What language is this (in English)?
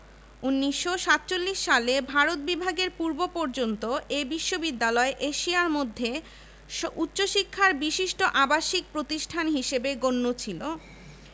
Bangla